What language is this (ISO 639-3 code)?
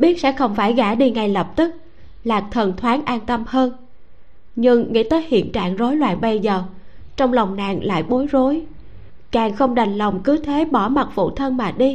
vie